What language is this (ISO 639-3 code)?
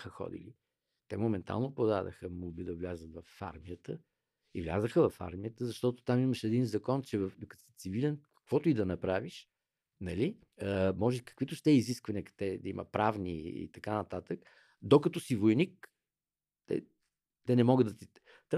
bul